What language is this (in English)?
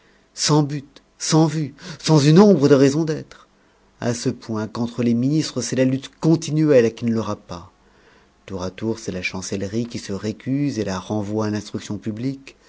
French